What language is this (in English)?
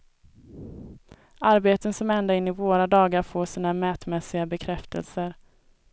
Swedish